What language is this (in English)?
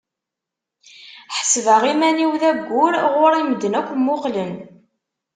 Kabyle